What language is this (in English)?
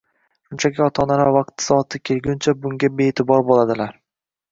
Uzbek